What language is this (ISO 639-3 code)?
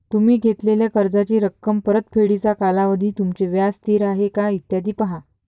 mar